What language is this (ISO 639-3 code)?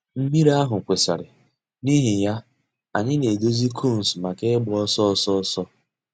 ibo